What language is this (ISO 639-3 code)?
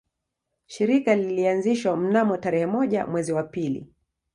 swa